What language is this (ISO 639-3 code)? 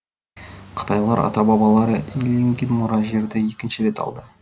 kaz